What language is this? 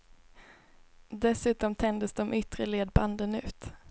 Swedish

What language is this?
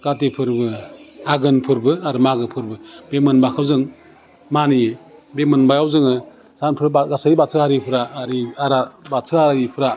Bodo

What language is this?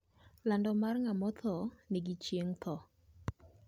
Luo (Kenya and Tanzania)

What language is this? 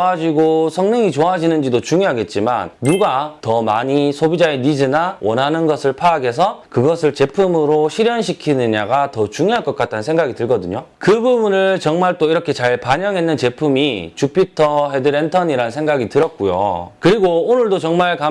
Korean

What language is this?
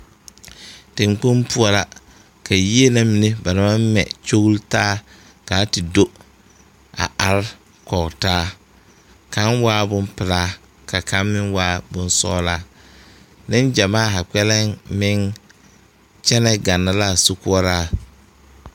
Southern Dagaare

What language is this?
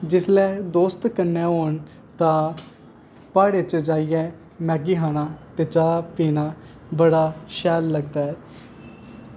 Dogri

